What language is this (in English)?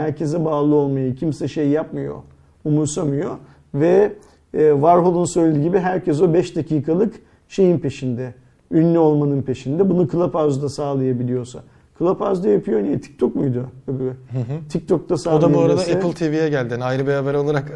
Turkish